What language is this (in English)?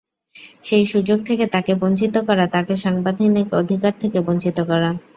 Bangla